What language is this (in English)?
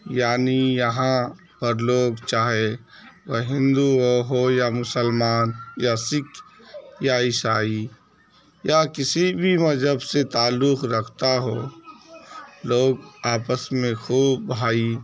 Urdu